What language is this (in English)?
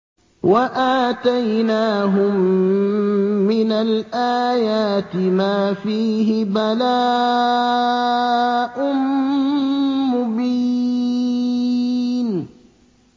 Arabic